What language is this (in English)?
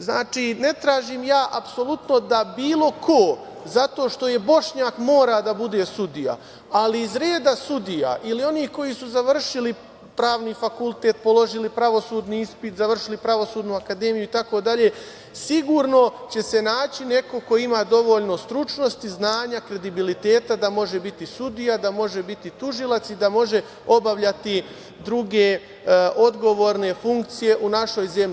Serbian